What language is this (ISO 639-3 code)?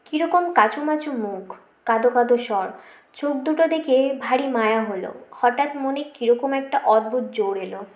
ben